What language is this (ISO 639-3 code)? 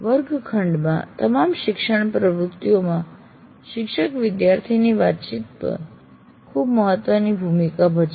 guj